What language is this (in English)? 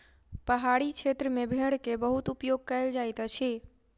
Maithili